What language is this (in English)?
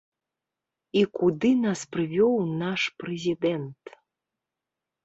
Belarusian